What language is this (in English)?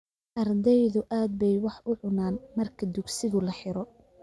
Somali